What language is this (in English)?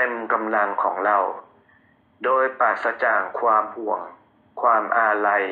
Thai